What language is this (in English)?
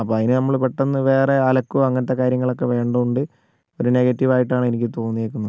Malayalam